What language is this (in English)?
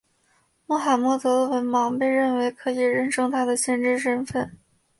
Chinese